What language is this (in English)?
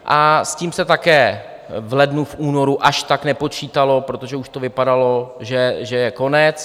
Czech